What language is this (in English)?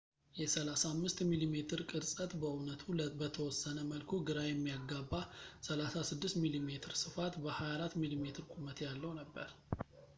Amharic